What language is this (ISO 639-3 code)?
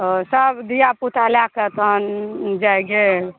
mai